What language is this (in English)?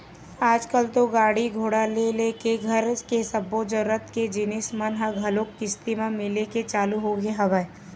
Chhattisgarhi